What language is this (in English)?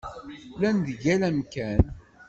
Kabyle